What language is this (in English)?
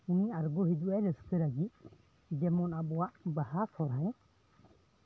Santali